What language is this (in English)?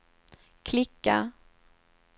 Swedish